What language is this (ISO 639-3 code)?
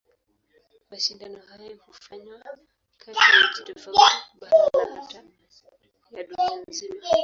swa